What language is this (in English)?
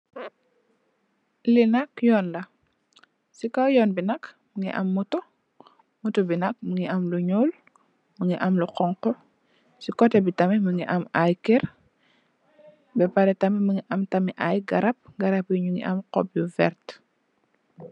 Wolof